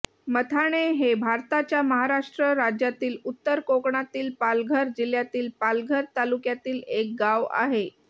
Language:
Marathi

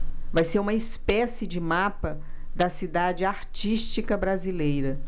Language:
Portuguese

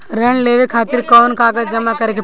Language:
Bhojpuri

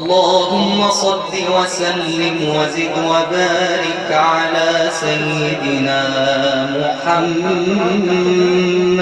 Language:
Arabic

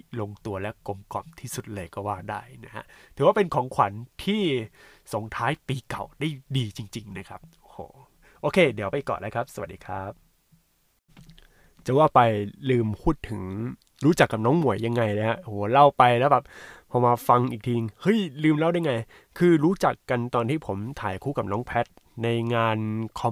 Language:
Thai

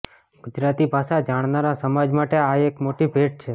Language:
Gujarati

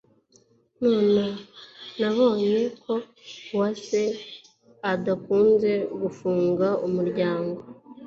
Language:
Kinyarwanda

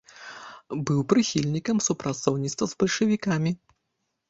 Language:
Belarusian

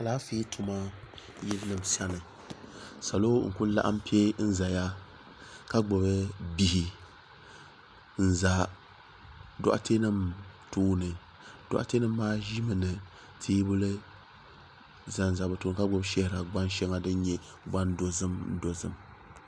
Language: Dagbani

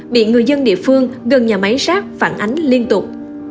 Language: Vietnamese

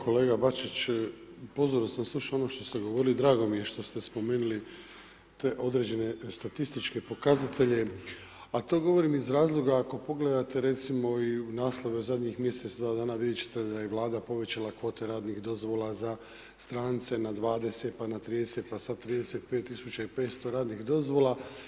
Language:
Croatian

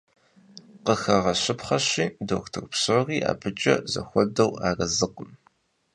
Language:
Kabardian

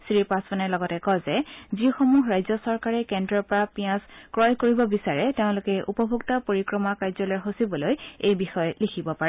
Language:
Assamese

